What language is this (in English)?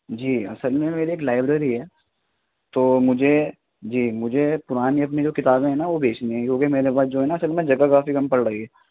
Urdu